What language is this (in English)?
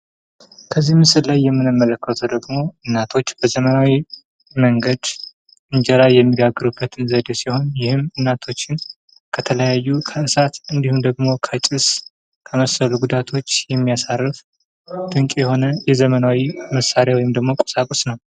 Amharic